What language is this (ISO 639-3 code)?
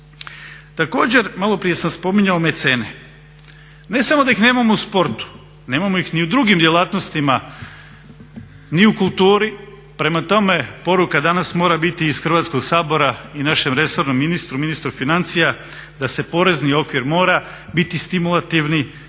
hrv